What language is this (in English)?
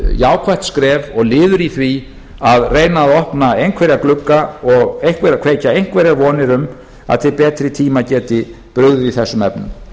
Icelandic